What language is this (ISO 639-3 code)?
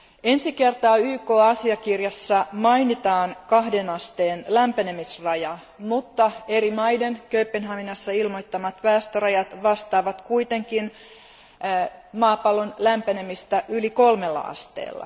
fin